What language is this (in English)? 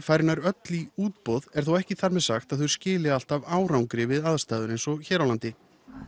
Icelandic